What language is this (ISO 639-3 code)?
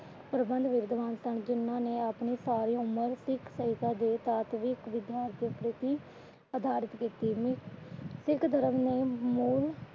pan